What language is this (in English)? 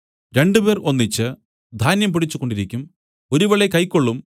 Malayalam